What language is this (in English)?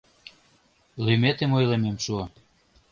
Mari